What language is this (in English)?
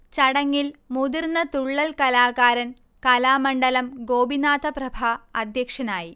Malayalam